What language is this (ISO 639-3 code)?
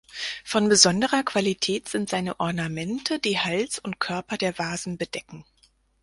deu